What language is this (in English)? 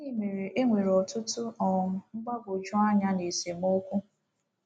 Igbo